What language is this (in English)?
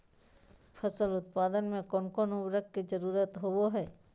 Magahi